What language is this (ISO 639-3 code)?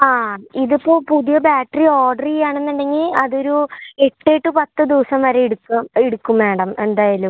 mal